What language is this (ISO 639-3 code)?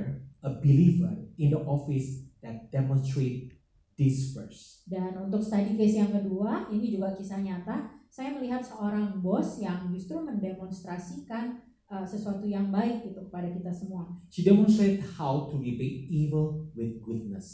ind